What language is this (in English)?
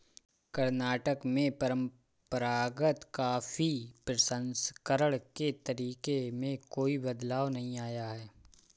Hindi